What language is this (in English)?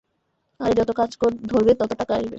Bangla